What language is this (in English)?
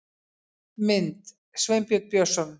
Icelandic